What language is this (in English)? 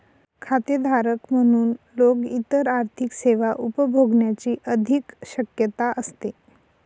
Marathi